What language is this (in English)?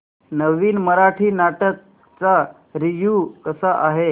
Marathi